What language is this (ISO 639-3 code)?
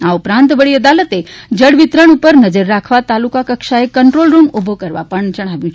guj